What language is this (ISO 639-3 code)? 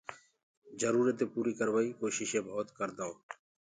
ggg